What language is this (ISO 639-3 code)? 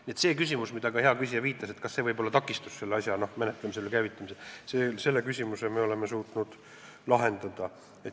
est